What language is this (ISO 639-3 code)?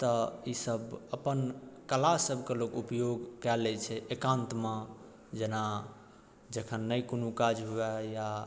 mai